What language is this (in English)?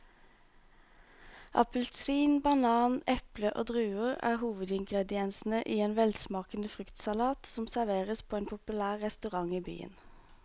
Norwegian